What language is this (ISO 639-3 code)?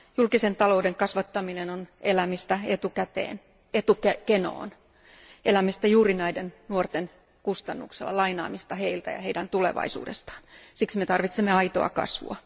fin